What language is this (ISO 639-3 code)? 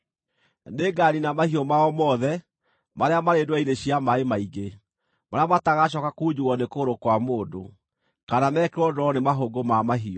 kik